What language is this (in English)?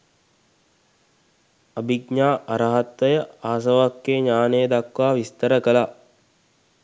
Sinhala